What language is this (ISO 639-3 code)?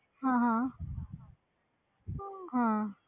pan